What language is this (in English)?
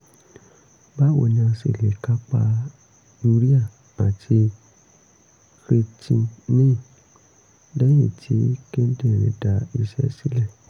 Yoruba